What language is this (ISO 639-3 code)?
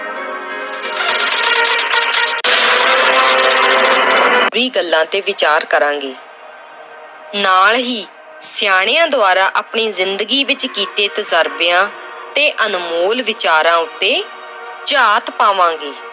pan